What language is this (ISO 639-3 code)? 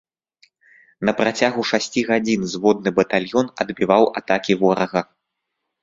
bel